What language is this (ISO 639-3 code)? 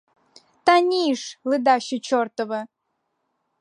ukr